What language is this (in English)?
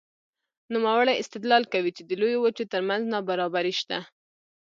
Pashto